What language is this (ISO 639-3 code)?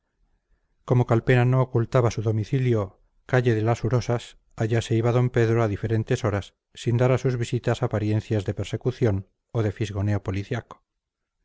spa